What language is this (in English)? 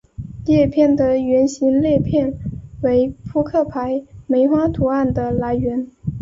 Chinese